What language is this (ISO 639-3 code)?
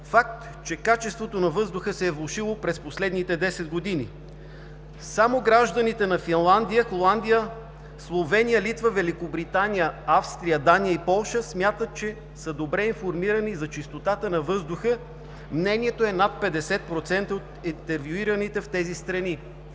bul